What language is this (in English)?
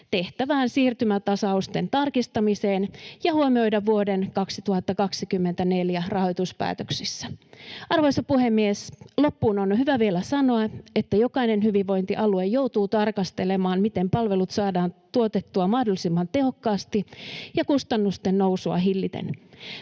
Finnish